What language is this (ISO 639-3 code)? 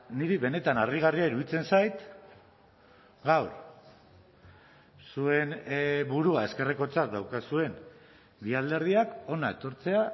eus